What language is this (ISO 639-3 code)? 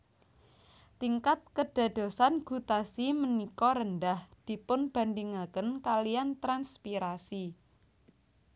jav